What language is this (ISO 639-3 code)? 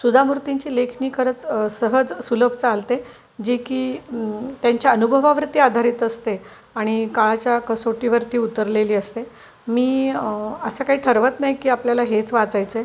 mar